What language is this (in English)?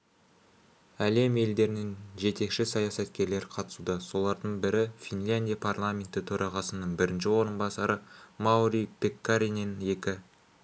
Kazakh